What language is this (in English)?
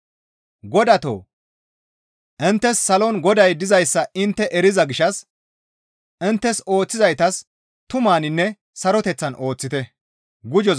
Gamo